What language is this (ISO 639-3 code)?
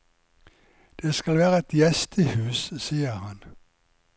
nor